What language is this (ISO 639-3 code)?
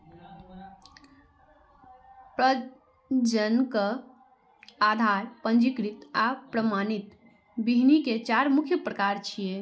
mai